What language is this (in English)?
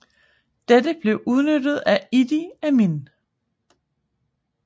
Danish